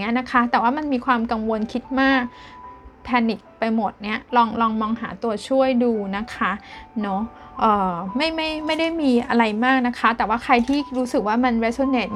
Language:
Thai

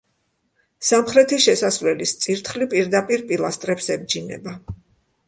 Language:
Georgian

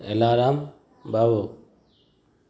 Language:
Gujarati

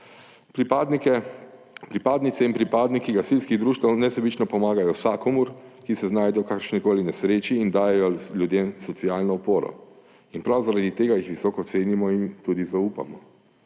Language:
Slovenian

